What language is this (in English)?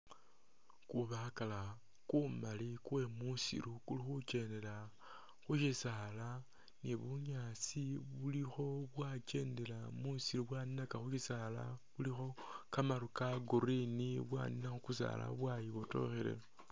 Masaaba